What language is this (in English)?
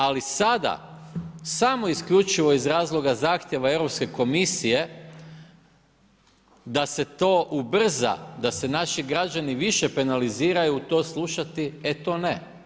Croatian